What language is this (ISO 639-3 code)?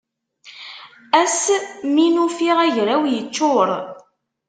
kab